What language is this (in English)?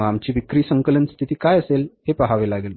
Marathi